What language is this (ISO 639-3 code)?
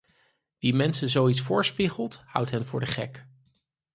nld